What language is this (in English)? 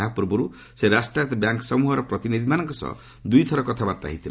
Odia